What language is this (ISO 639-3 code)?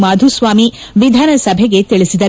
kan